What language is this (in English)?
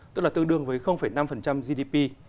Vietnamese